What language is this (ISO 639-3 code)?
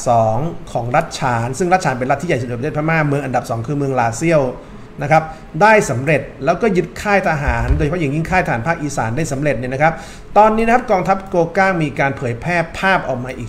tha